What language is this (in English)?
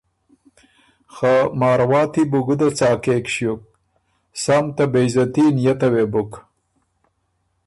Ormuri